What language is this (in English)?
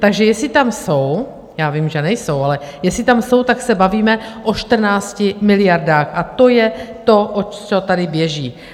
Czech